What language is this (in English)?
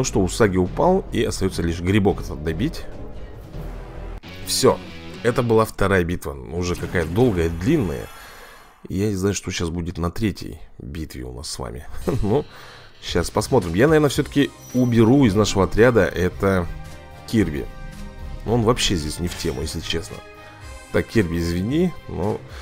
Russian